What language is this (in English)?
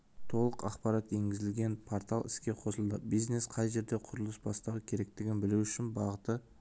Kazakh